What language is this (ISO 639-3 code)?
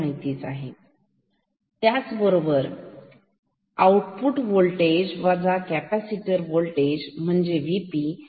mar